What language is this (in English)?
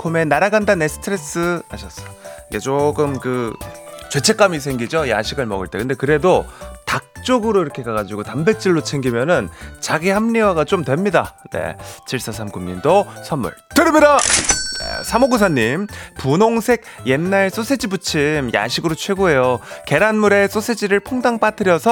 Korean